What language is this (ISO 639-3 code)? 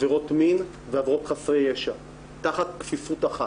heb